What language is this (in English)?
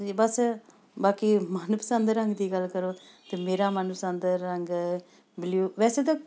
Punjabi